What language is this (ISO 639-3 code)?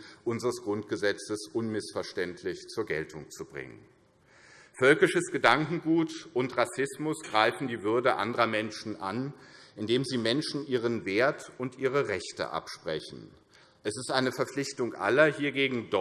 deu